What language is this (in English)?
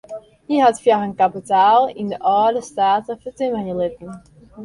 Western Frisian